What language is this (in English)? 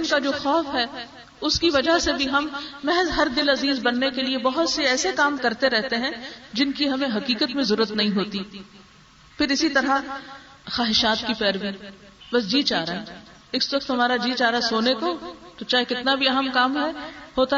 Urdu